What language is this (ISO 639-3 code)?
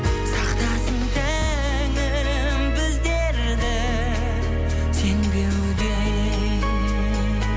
kaz